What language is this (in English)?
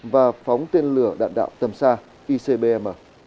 Vietnamese